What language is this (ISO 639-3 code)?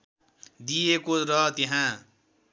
nep